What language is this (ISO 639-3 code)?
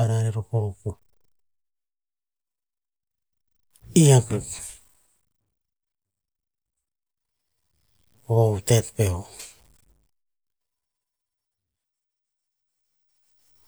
tpz